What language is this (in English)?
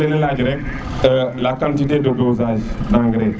Serer